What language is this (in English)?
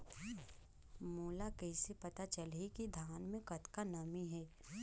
Chhattisgarhi